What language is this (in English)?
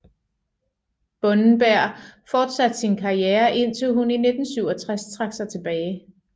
Danish